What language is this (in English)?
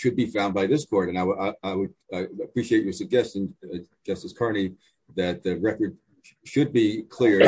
English